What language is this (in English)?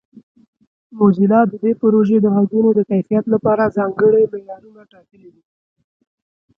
Pashto